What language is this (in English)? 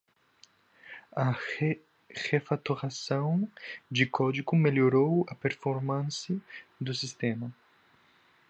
Portuguese